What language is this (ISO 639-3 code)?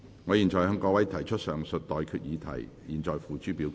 yue